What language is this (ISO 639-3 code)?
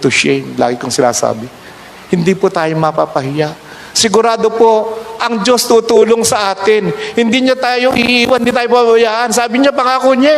fil